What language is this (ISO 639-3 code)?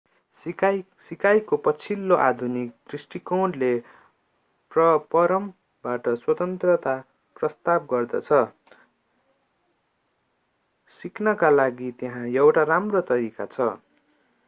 nep